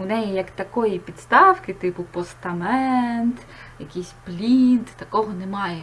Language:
Ukrainian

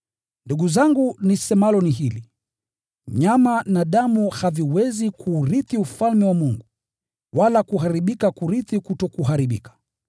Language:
Swahili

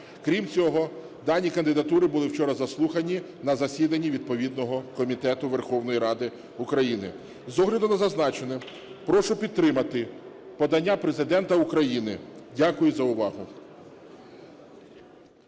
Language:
Ukrainian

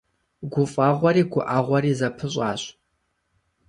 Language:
Kabardian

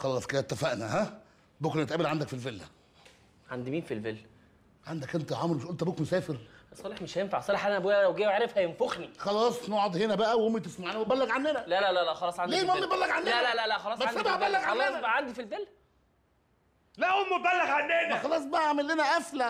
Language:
Arabic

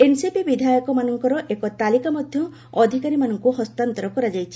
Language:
Odia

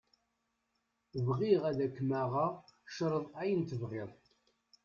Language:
Kabyle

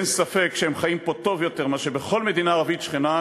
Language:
Hebrew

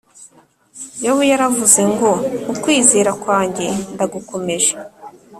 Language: Kinyarwanda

